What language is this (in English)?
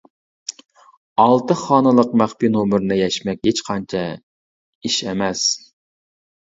Uyghur